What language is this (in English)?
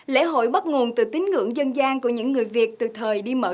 Vietnamese